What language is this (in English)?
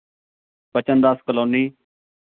Punjabi